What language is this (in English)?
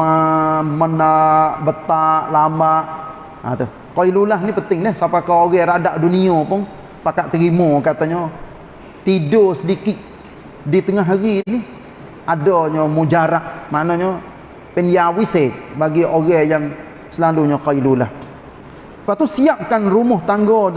Malay